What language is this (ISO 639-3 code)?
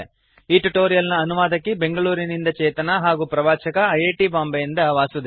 kan